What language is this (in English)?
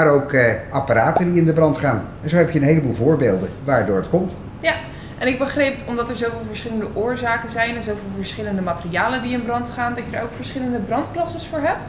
Dutch